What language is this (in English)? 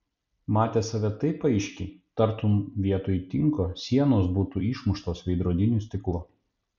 Lithuanian